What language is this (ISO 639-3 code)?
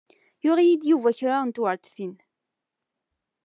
kab